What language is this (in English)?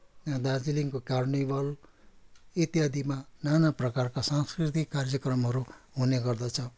Nepali